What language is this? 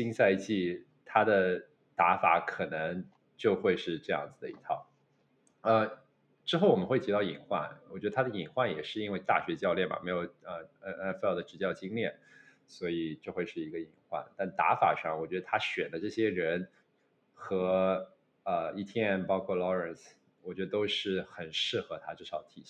Chinese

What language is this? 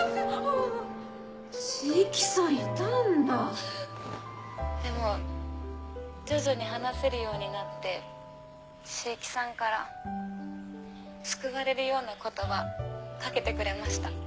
Japanese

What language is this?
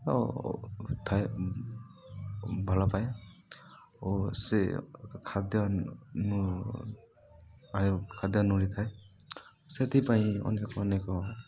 Odia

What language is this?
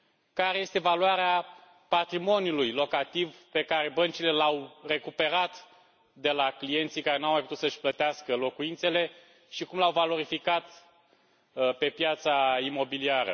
Romanian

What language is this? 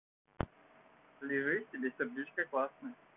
Russian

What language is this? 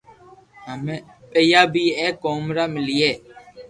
Loarki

